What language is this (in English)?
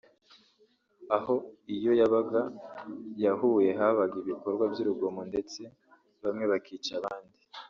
Kinyarwanda